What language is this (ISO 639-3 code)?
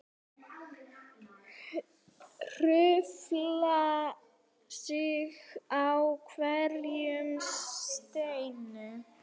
isl